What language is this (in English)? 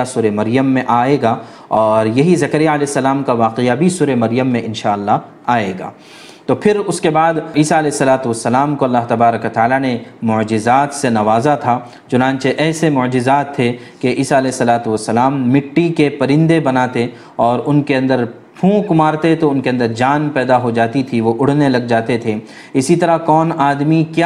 Urdu